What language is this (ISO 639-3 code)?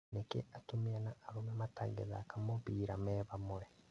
kik